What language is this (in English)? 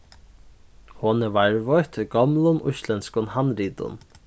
Faroese